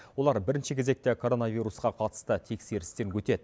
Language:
Kazakh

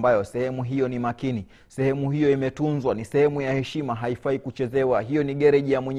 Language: Swahili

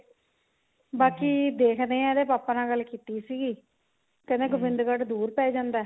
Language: Punjabi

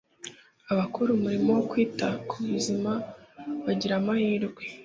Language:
Kinyarwanda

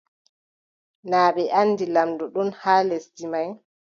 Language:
Adamawa Fulfulde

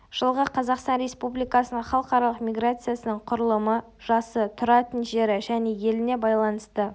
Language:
Kazakh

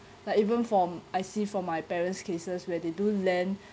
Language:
English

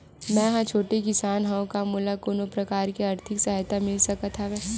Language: Chhattisgarhi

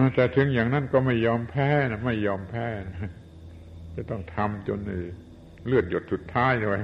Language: Thai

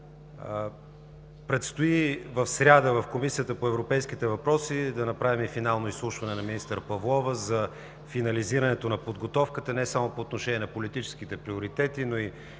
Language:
Bulgarian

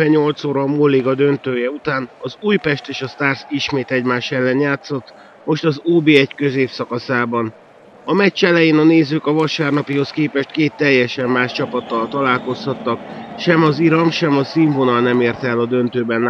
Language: Hungarian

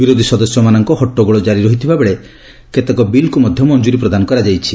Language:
Odia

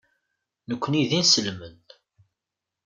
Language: Kabyle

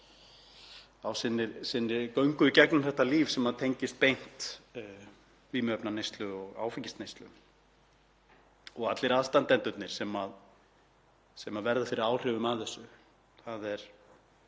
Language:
Icelandic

